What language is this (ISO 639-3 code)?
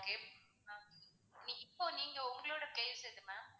tam